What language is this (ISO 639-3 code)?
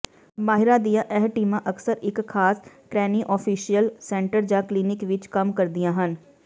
pan